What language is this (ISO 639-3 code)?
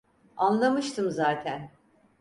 tur